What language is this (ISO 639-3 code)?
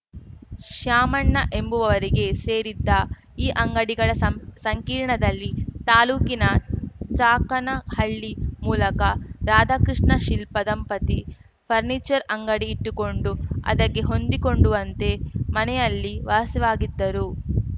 kan